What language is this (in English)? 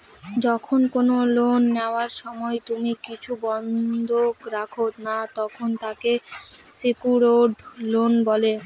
Bangla